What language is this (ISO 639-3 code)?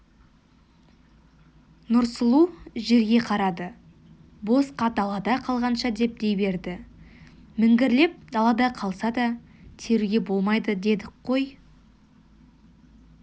kaz